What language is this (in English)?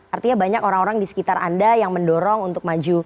Indonesian